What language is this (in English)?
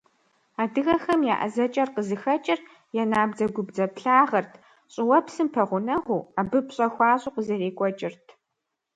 Kabardian